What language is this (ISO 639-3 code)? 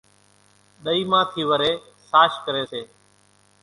gjk